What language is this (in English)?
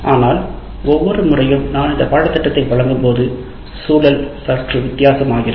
Tamil